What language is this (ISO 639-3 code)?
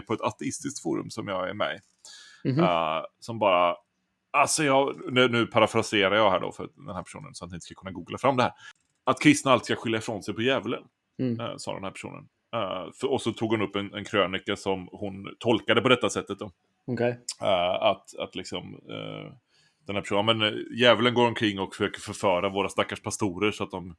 swe